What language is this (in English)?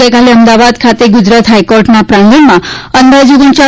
Gujarati